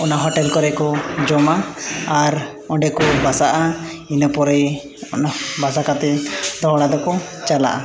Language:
Santali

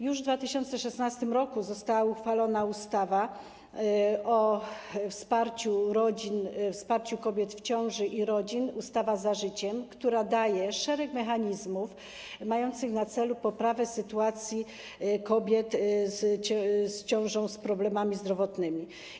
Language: Polish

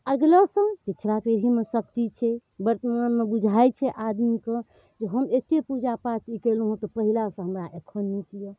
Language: Maithili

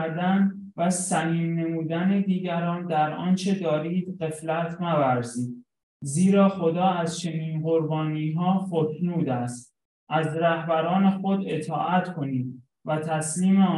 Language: Persian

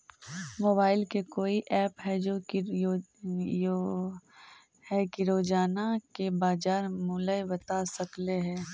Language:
Magahi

